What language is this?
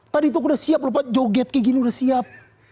Indonesian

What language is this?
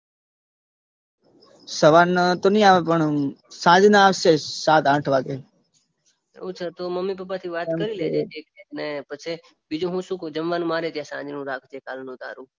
Gujarati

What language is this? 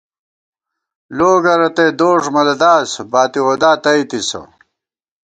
Gawar-Bati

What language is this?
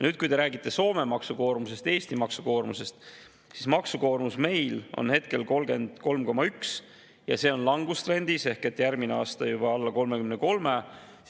Estonian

